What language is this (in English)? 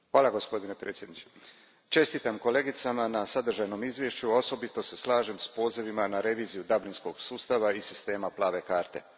Croatian